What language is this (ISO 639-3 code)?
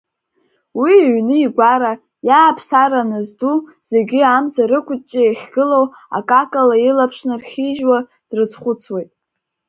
abk